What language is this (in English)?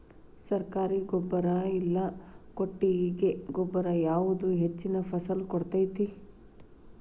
Kannada